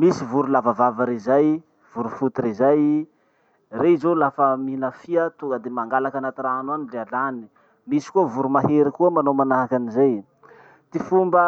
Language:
Masikoro Malagasy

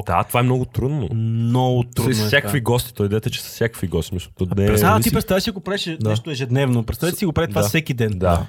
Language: Bulgarian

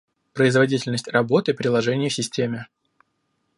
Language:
Russian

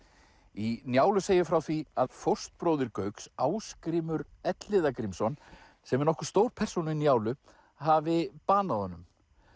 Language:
Icelandic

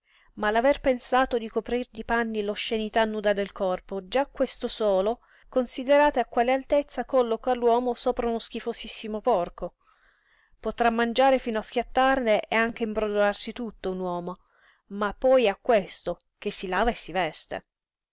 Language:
Italian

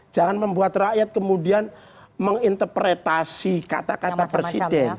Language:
Indonesian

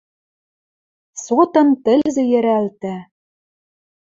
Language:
Western Mari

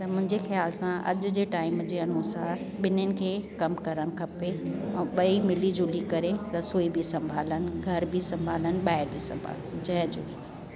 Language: Sindhi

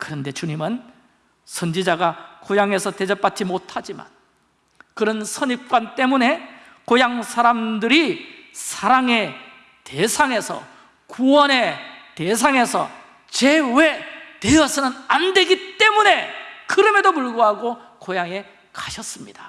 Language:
Korean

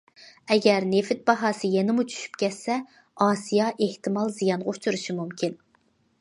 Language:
Uyghur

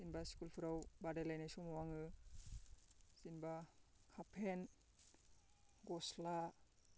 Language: Bodo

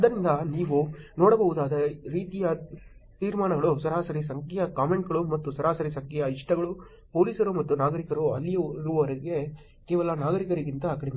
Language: Kannada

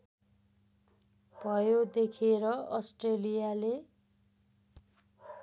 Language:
Nepali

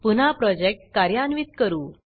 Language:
Marathi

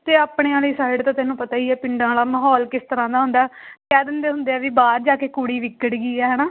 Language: Punjabi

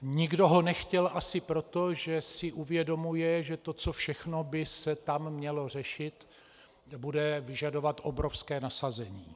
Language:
Czech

